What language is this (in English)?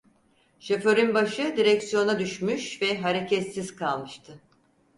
Turkish